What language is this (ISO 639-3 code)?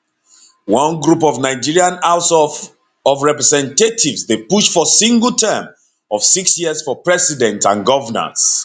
pcm